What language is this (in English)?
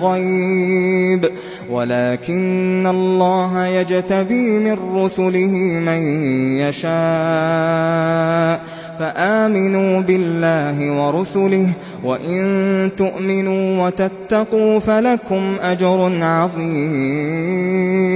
Arabic